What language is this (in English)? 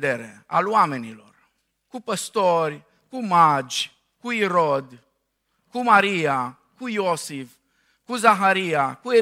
Romanian